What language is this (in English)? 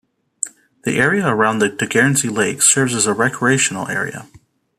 English